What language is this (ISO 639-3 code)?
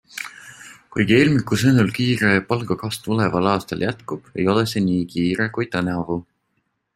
est